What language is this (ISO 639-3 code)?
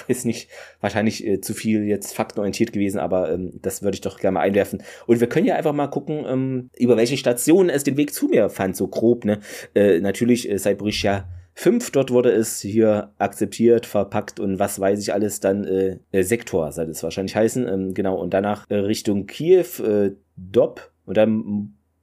deu